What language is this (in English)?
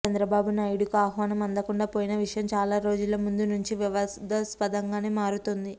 Telugu